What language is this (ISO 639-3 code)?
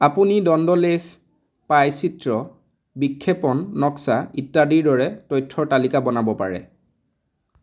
asm